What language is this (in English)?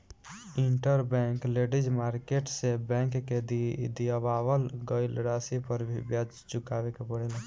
Bhojpuri